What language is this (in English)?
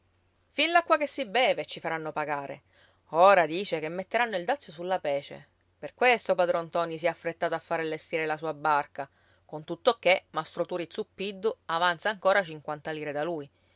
Italian